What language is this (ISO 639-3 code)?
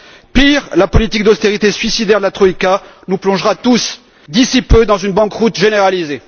fra